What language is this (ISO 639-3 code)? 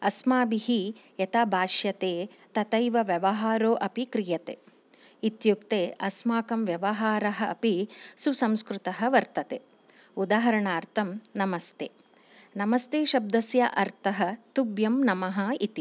san